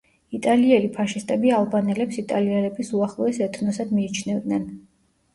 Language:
Georgian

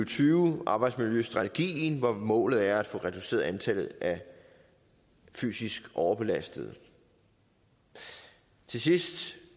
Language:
Danish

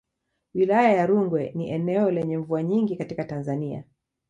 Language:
Swahili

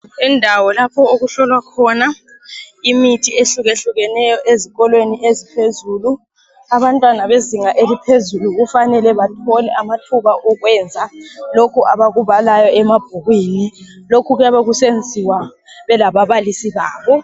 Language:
North Ndebele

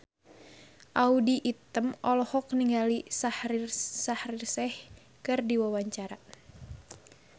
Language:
Sundanese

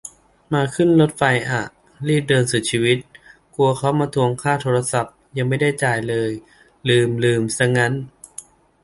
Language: Thai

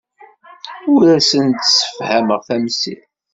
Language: Kabyle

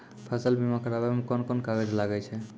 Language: Maithili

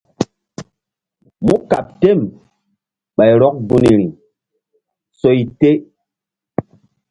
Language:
Mbum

